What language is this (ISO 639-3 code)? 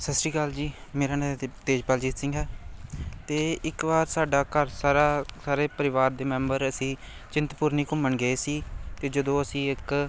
pan